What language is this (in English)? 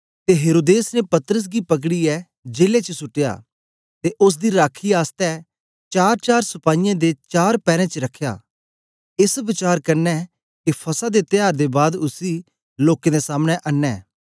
Dogri